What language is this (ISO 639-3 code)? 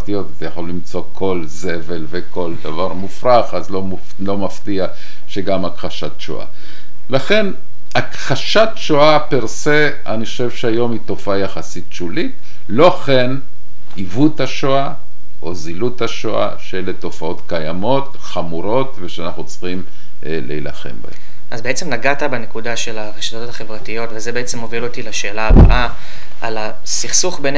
heb